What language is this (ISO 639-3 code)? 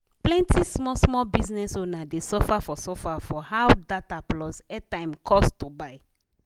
pcm